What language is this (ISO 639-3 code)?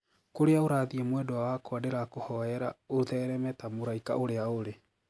kik